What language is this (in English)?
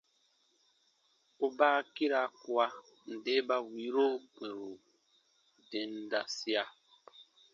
Baatonum